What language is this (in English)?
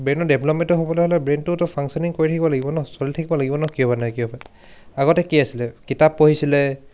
Assamese